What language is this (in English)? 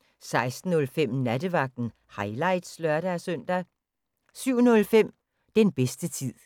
Danish